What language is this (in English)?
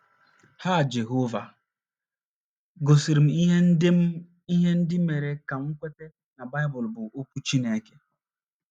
Igbo